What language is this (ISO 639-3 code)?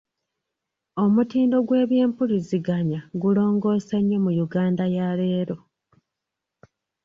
lug